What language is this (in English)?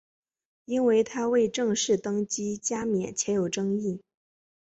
Chinese